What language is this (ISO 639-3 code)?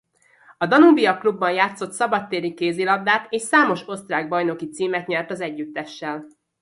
hun